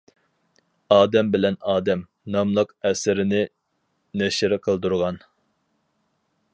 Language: Uyghur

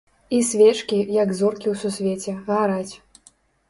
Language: Belarusian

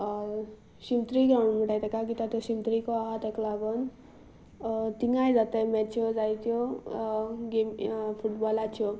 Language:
Konkani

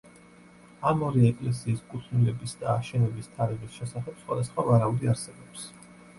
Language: Georgian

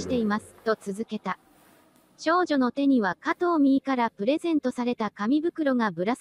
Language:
Japanese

